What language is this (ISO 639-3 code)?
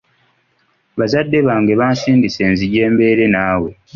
lug